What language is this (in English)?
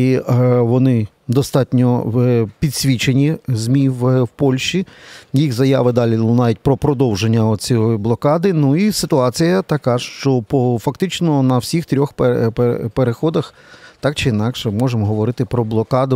Ukrainian